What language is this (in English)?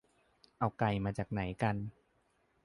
Thai